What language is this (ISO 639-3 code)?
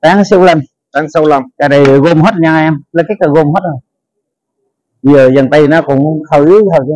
vie